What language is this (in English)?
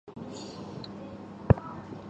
Chinese